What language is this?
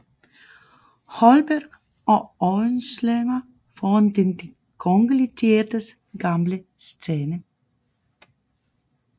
Danish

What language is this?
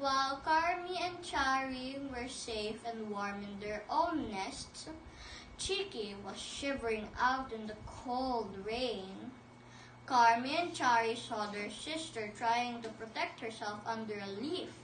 English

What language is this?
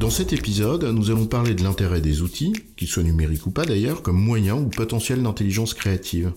French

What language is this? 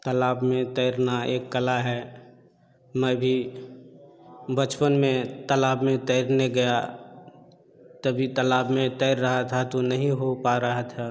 Hindi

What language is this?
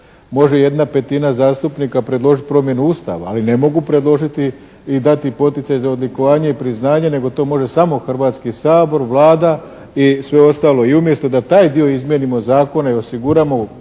Croatian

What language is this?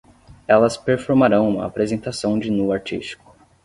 Portuguese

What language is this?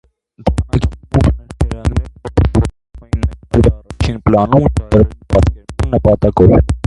Armenian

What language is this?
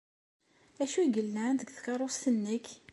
Kabyle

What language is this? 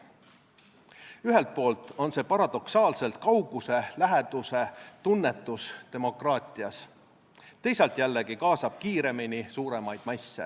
Estonian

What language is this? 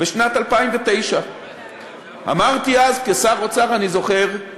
Hebrew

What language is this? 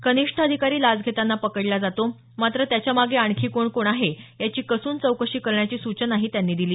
Marathi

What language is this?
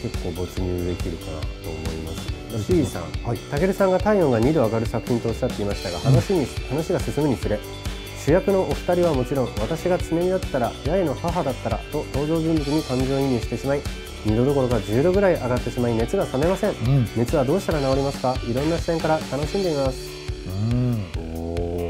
Japanese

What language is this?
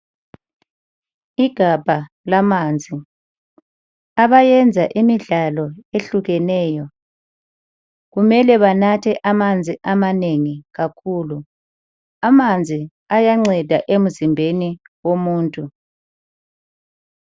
North Ndebele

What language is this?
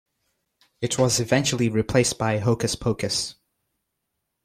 English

